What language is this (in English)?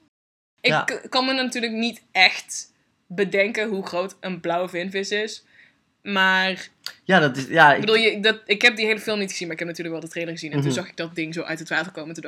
Dutch